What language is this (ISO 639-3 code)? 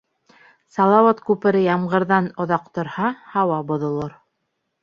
bak